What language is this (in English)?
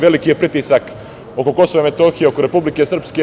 Serbian